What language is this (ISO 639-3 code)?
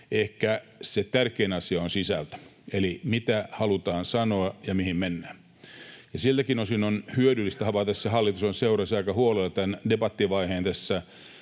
fin